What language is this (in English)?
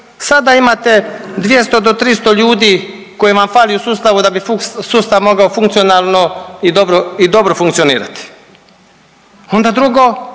Croatian